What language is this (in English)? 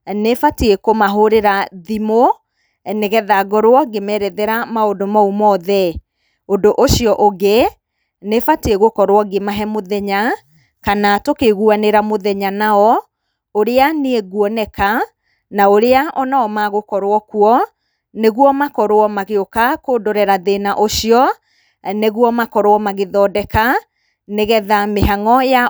Kikuyu